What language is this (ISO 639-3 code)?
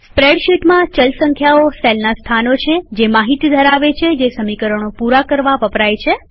guj